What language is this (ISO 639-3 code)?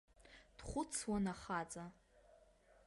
abk